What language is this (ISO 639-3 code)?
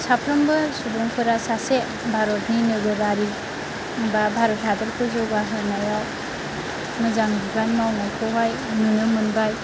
brx